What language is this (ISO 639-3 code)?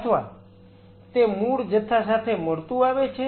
guj